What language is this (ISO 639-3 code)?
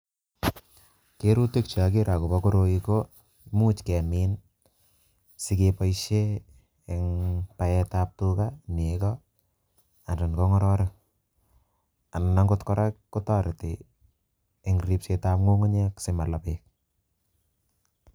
kln